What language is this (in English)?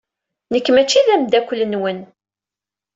Kabyle